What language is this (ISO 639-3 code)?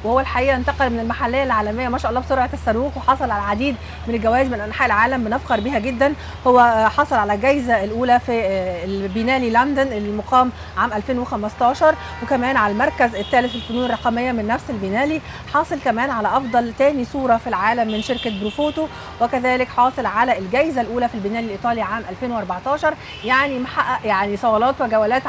ara